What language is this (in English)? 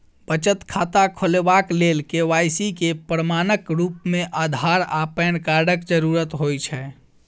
Maithili